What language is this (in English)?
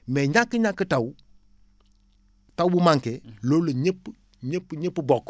Wolof